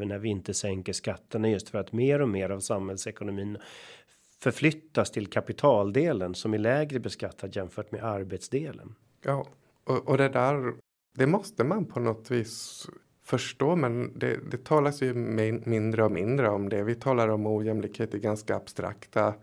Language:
Swedish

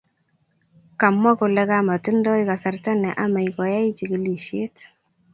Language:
Kalenjin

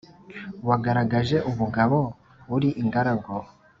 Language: Kinyarwanda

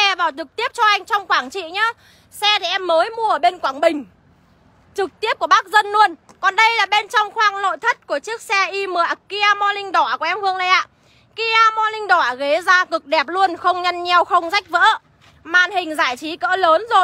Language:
Vietnamese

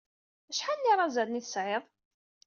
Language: Kabyle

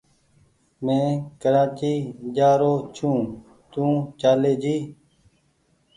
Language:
Goaria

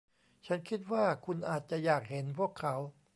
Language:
Thai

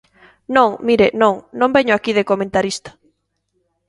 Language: Galician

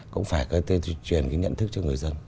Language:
Vietnamese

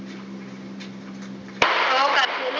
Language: Marathi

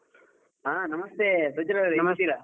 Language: Kannada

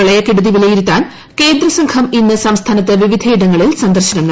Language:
Malayalam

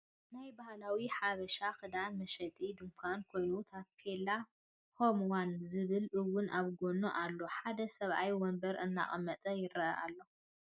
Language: Tigrinya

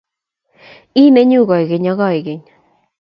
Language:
Kalenjin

